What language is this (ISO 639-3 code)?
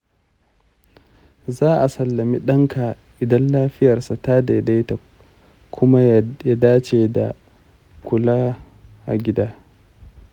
hau